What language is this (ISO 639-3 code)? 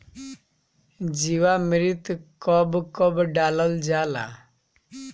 bho